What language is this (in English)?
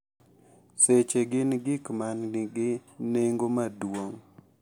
Luo (Kenya and Tanzania)